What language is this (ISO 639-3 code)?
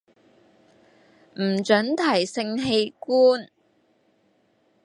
yue